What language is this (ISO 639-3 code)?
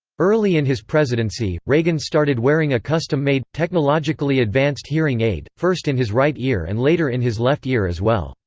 eng